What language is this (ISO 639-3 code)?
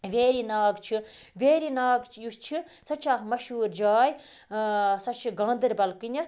kas